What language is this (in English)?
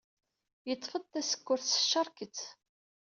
Kabyle